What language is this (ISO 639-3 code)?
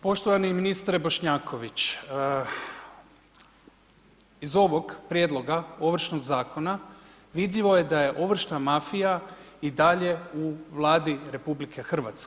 hrv